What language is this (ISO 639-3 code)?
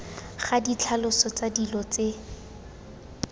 tsn